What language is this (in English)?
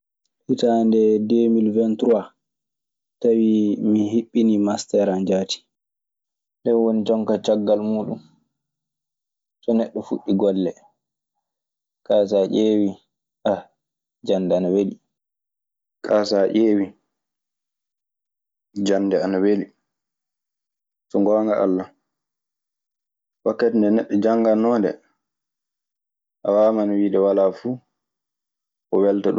Maasina Fulfulde